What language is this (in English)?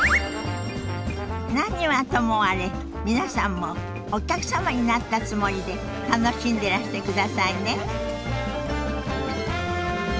Japanese